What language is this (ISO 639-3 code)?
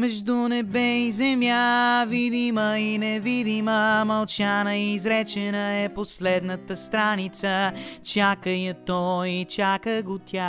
bul